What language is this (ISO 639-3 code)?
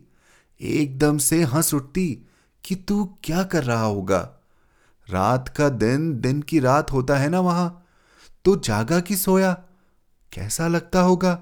hin